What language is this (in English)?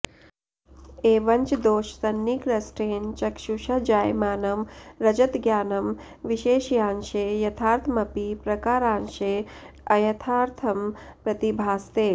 Sanskrit